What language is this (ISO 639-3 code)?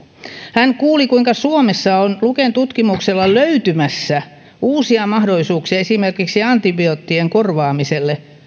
fin